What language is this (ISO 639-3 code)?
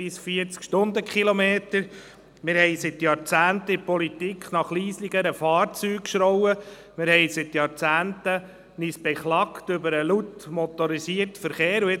gsw